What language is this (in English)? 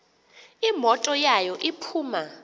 Xhosa